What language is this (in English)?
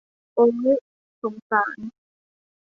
Thai